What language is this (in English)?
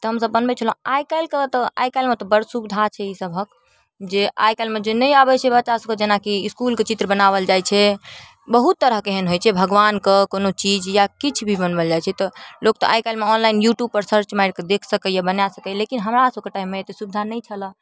Maithili